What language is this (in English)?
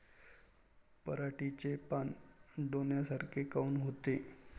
Marathi